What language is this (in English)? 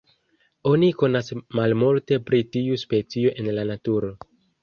Esperanto